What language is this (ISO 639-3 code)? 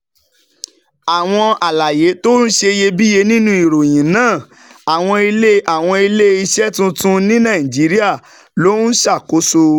yor